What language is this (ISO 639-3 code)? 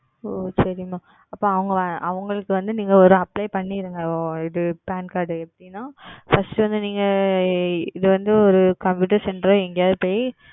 tam